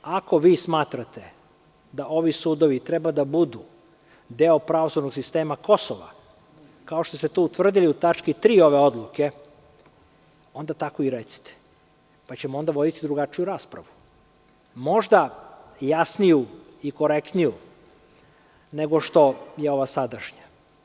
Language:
Serbian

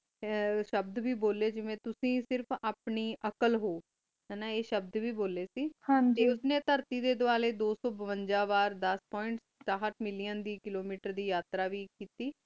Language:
Punjabi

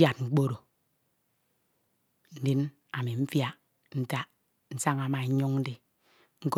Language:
Ito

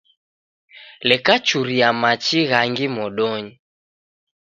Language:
Taita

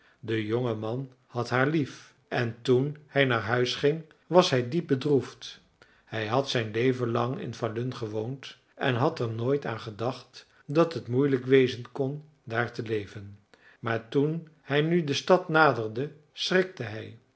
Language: Dutch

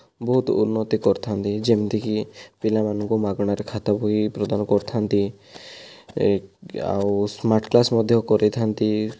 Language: Odia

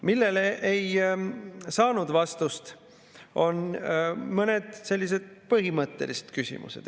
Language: Estonian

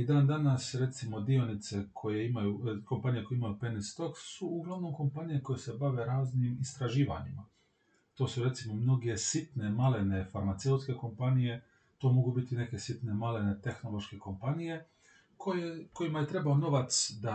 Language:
Croatian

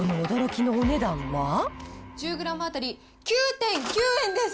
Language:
Japanese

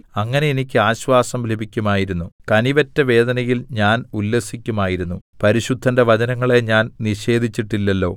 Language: Malayalam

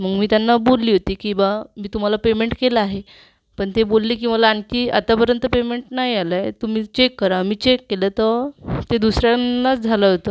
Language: Marathi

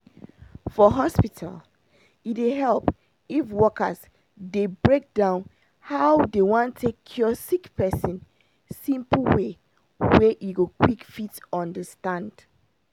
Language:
Nigerian Pidgin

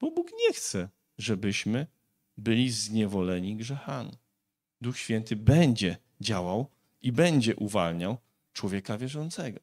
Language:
Polish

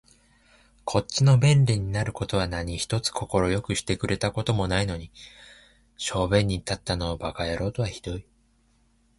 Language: Japanese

